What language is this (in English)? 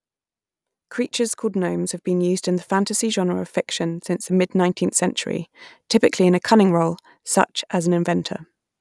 English